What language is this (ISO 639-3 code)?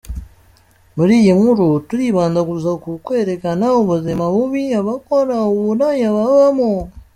kin